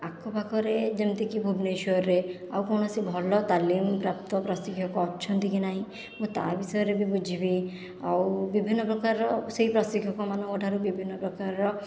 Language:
Odia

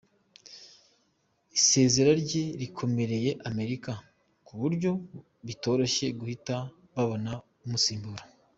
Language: Kinyarwanda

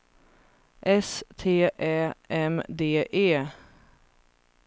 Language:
Swedish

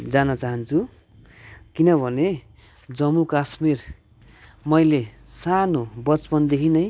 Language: Nepali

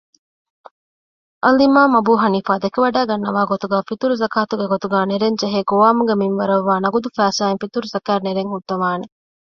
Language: Divehi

